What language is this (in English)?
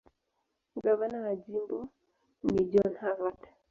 Swahili